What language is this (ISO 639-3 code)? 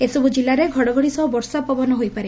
ori